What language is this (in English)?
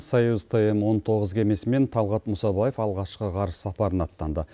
Kazakh